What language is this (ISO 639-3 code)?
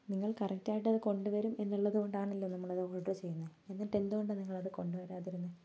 mal